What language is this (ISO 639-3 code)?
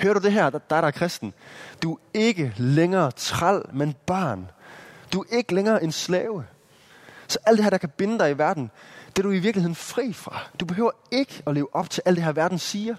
dan